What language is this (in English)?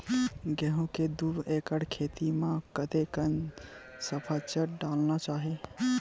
Chhattisgarhi